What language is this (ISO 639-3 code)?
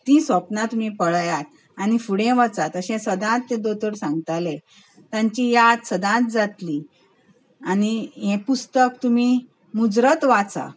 kok